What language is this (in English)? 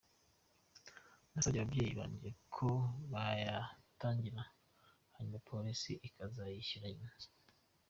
Kinyarwanda